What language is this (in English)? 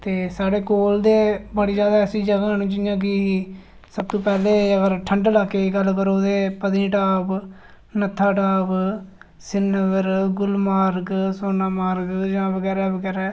Dogri